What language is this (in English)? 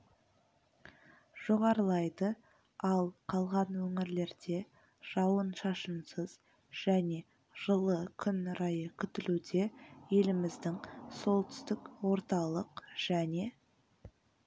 Kazakh